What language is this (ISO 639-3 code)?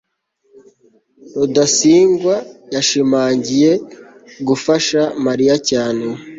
kin